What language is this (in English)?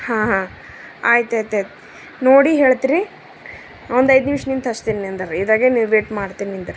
Kannada